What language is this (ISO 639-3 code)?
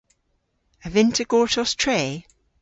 cor